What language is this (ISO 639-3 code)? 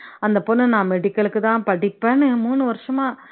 tam